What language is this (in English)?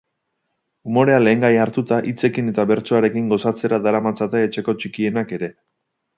Basque